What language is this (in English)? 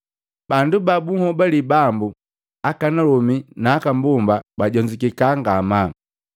Matengo